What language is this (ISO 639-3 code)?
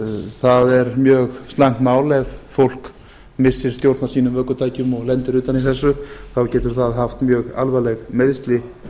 isl